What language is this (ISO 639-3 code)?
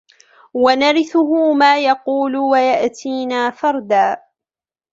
ara